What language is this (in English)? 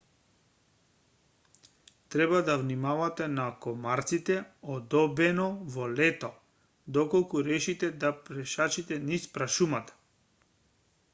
Macedonian